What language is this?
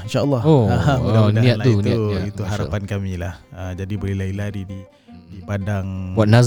Malay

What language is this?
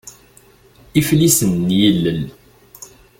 Kabyle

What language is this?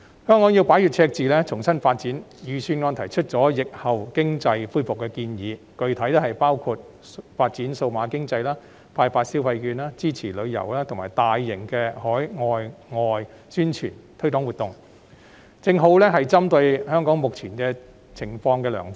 Cantonese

